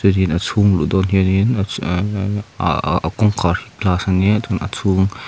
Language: Mizo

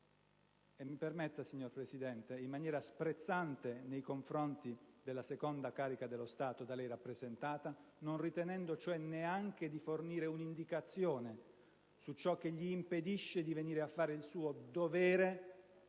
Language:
Italian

